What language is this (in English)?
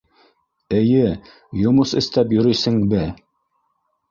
Bashkir